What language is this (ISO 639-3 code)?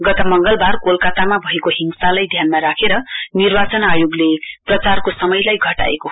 nep